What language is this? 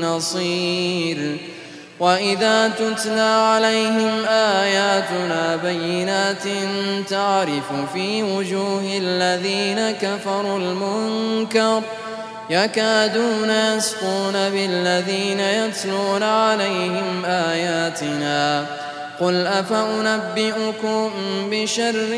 Arabic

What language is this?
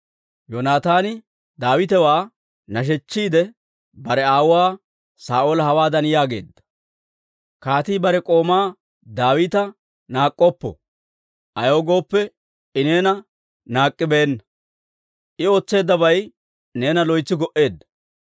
Dawro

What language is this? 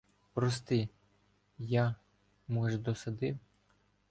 Ukrainian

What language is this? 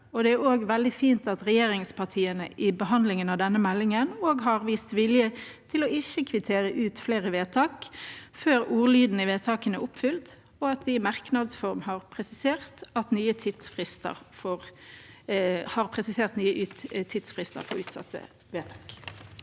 Norwegian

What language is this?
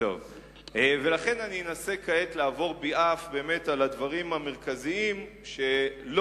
Hebrew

